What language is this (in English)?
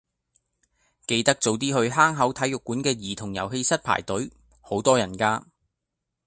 Cantonese